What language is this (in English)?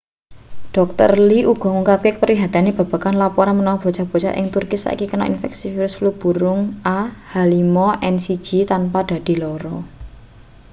Javanese